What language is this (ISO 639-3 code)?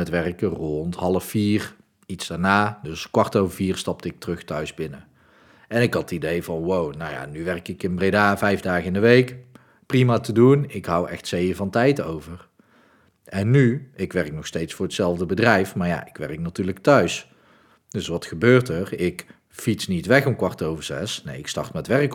nld